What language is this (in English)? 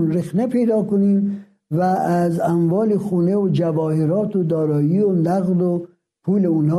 Persian